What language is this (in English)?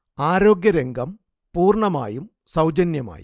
Malayalam